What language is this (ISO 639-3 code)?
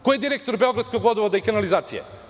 srp